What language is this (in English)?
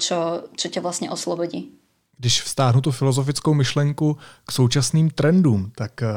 Czech